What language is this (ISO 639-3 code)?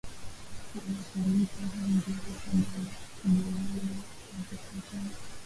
swa